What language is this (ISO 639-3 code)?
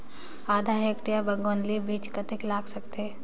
hne